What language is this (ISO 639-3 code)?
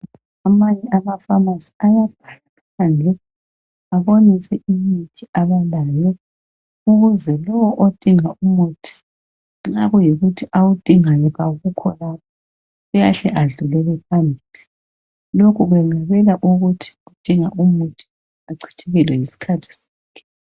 nde